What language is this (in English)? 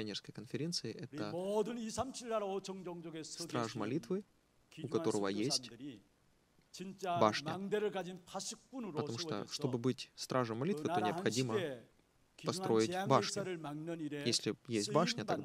Russian